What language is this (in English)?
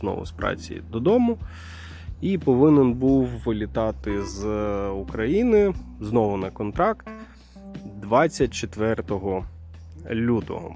Ukrainian